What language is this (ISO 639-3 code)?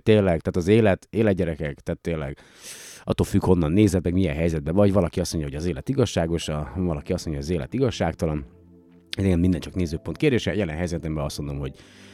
hun